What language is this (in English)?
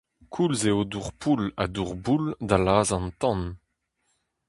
Breton